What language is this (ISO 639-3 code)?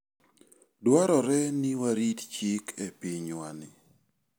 luo